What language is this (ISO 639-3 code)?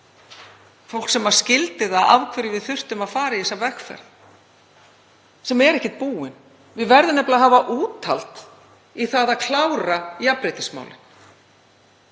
isl